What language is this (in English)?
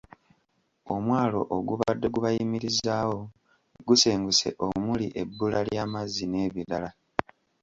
Ganda